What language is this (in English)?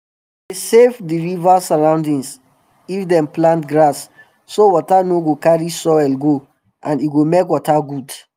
Nigerian Pidgin